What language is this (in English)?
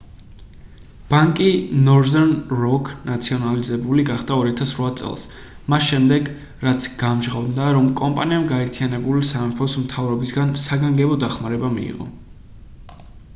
Georgian